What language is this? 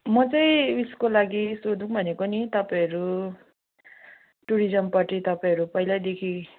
Nepali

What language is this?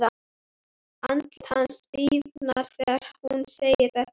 Icelandic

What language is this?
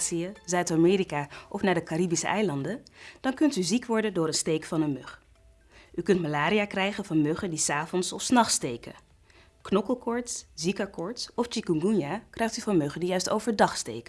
Dutch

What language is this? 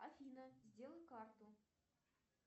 Russian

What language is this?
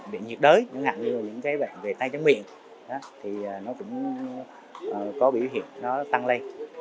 Vietnamese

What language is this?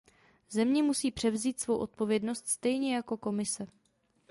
Czech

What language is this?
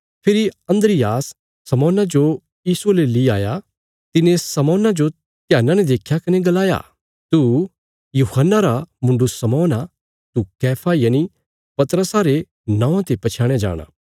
Bilaspuri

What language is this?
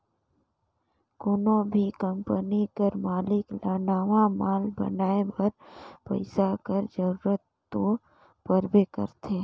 Chhattisgarhi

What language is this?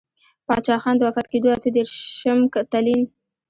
Pashto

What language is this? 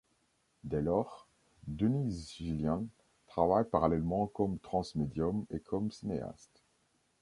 French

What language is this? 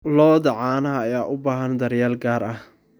Somali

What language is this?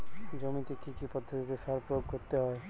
Bangla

